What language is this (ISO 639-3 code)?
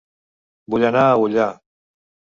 cat